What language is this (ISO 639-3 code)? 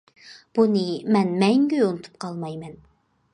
uig